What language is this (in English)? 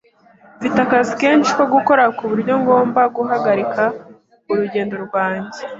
Kinyarwanda